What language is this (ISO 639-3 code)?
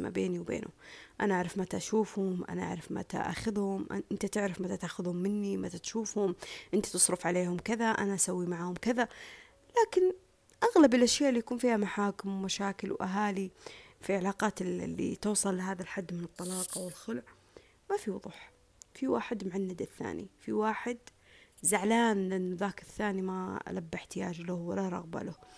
ara